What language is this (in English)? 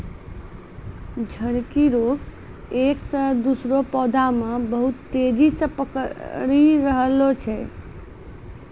Maithili